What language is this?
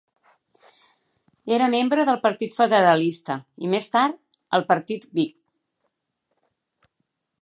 Catalan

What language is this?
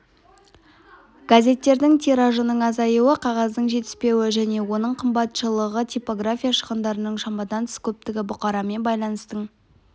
Kazakh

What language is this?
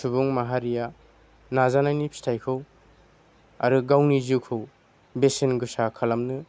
Bodo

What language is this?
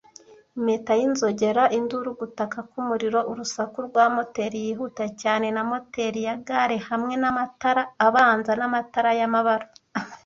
Kinyarwanda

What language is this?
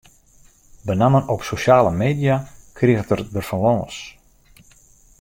Western Frisian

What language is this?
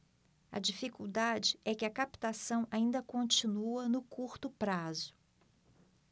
Portuguese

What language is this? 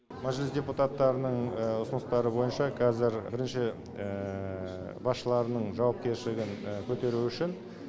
Kazakh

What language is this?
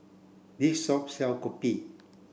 English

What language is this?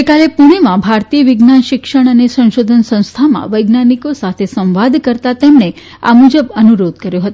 Gujarati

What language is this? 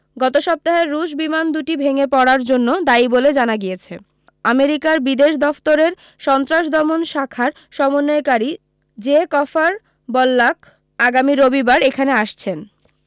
Bangla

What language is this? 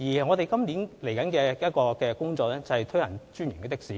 Cantonese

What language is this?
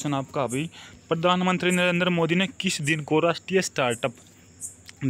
Hindi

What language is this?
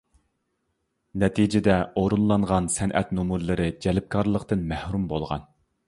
Uyghur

